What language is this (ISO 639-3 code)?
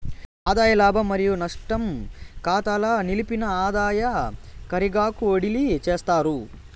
tel